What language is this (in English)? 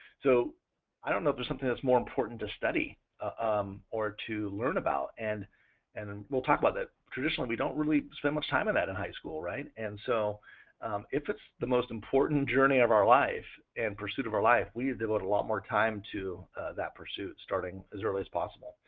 English